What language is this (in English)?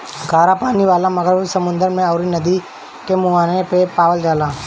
Bhojpuri